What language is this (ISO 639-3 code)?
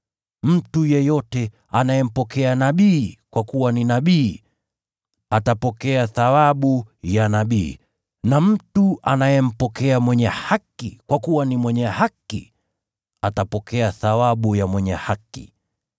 swa